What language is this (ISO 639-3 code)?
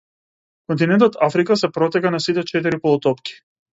mkd